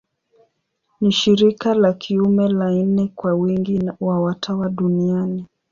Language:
Swahili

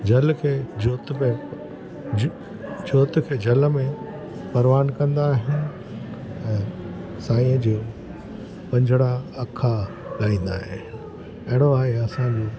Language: Sindhi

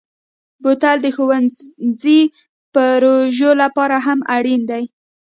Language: Pashto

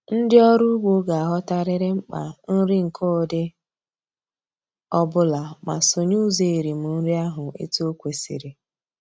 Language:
Igbo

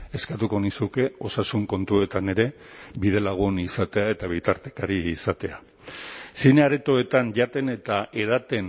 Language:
Basque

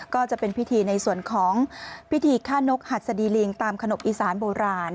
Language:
Thai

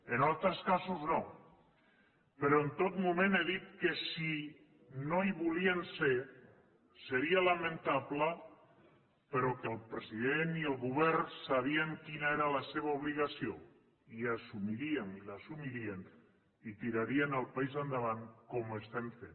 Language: Catalan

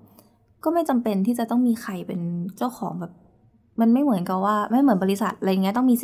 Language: Thai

